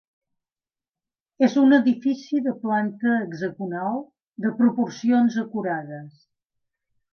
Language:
Catalan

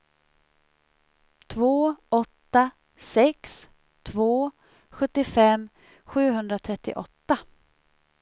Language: Swedish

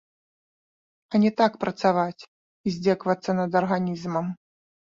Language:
Belarusian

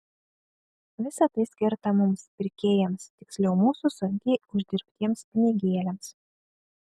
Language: Lithuanian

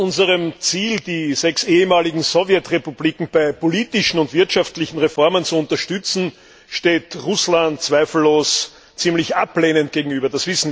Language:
German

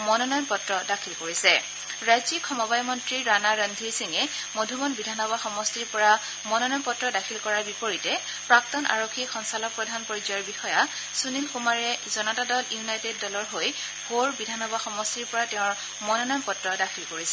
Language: Assamese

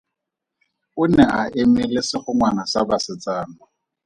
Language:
Tswana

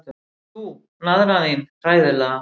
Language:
Icelandic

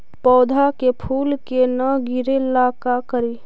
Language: Magahi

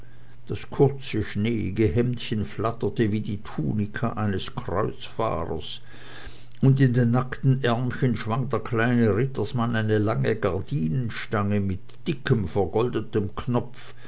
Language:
German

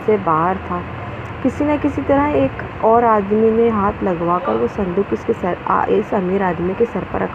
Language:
Urdu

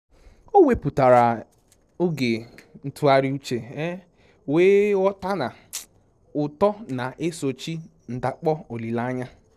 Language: Igbo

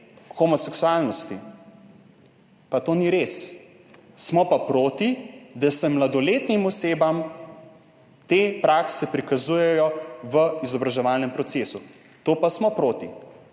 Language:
Slovenian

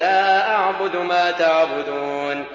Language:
Arabic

